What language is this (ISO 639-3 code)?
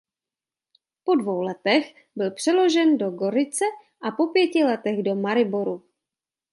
ces